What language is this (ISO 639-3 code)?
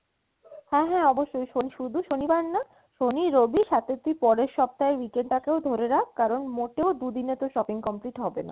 ben